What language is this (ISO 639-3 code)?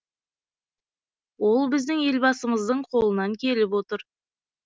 kaz